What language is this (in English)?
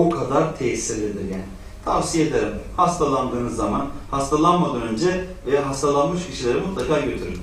Turkish